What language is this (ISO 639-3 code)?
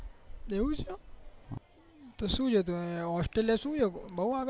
guj